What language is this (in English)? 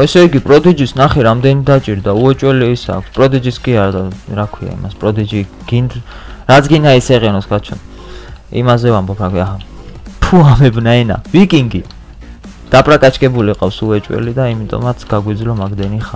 Romanian